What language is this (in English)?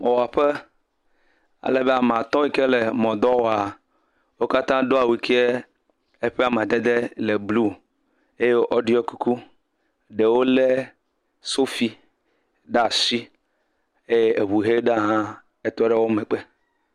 Ewe